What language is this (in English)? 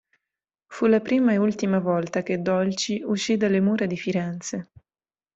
Italian